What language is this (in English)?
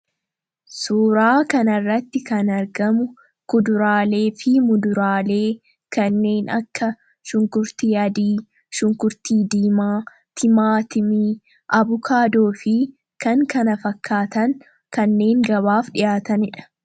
Oromo